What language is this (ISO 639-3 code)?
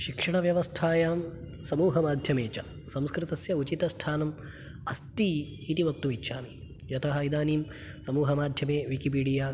san